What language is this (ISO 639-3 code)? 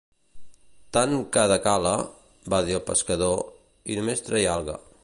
cat